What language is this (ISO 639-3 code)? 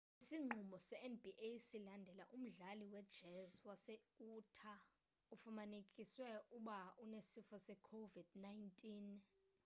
xho